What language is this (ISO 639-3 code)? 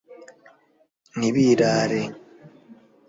kin